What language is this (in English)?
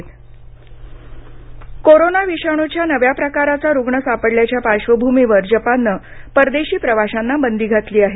Marathi